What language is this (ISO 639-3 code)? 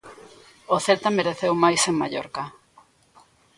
glg